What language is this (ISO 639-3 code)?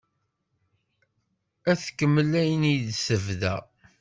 kab